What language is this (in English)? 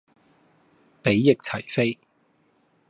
Cantonese